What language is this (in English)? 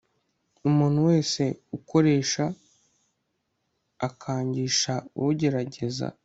Kinyarwanda